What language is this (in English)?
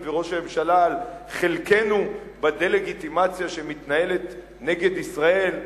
Hebrew